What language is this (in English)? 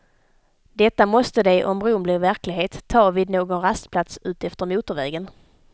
Swedish